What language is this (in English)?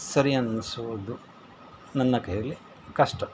Kannada